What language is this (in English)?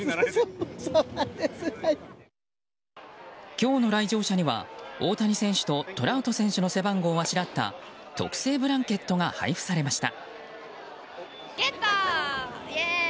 Japanese